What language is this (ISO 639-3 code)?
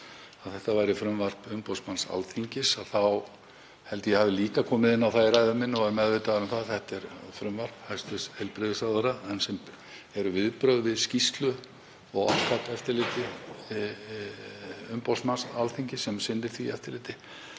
isl